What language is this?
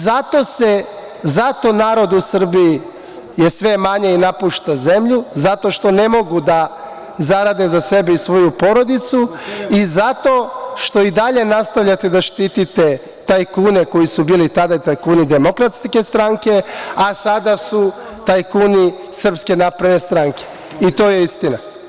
Serbian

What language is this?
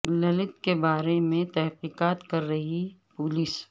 Urdu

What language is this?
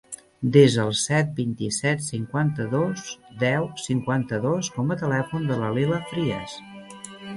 Catalan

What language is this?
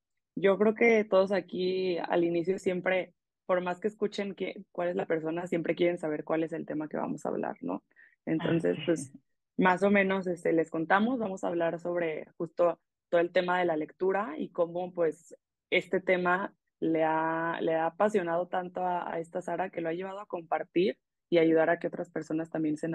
Spanish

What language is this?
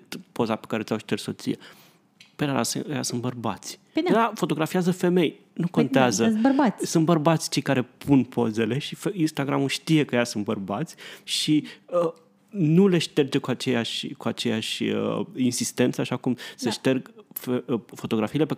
Romanian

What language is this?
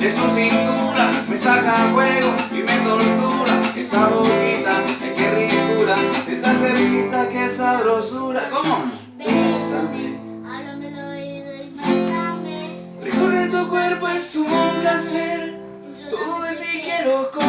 Spanish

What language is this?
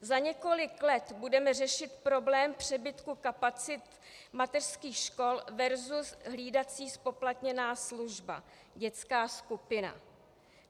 Czech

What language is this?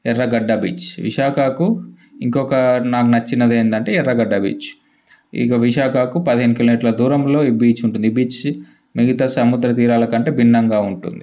Telugu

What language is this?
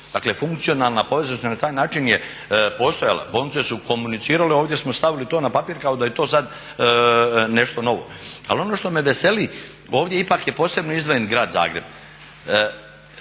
Croatian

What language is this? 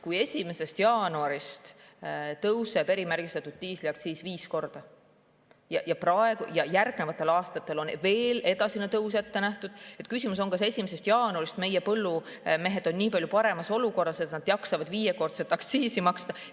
Estonian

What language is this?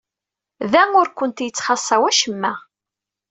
Kabyle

